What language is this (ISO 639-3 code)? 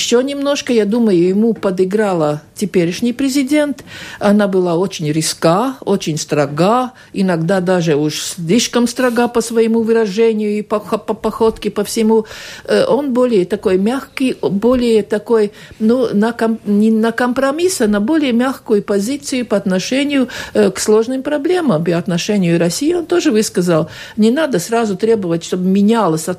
rus